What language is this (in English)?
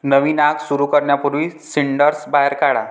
Marathi